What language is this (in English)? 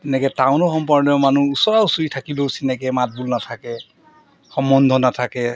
Assamese